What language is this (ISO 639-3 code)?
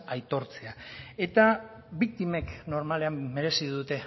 eus